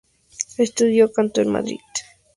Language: Spanish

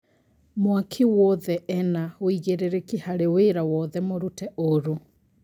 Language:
Kikuyu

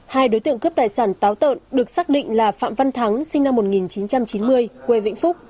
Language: Vietnamese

